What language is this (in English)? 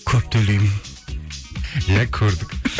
Kazakh